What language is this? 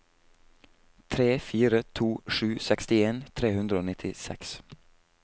Norwegian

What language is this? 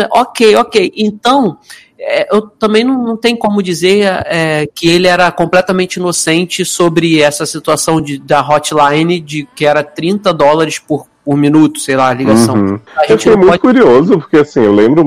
Portuguese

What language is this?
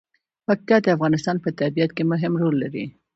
Pashto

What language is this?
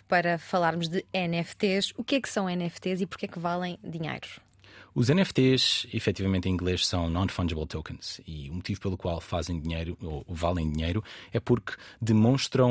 Portuguese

